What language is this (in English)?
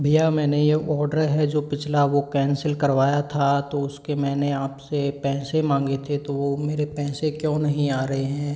Hindi